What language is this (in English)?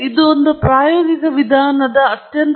Kannada